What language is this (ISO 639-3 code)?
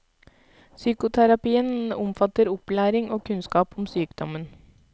nor